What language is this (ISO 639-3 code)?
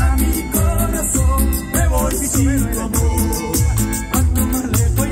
spa